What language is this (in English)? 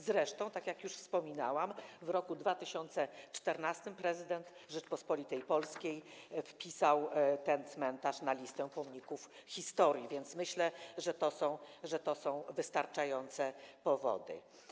Polish